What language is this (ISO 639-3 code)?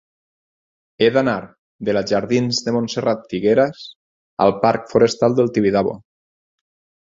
cat